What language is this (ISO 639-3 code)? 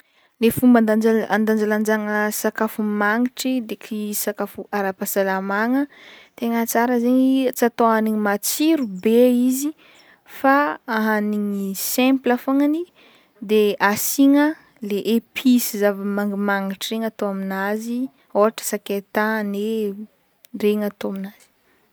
bmm